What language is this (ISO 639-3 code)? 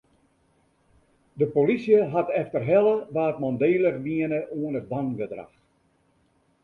fry